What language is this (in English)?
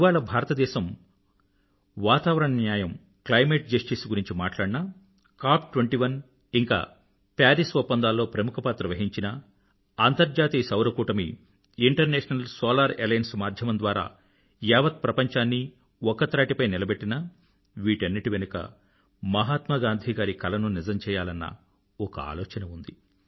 Telugu